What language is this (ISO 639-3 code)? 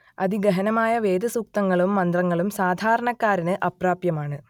mal